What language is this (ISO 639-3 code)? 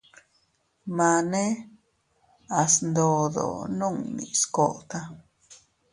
cut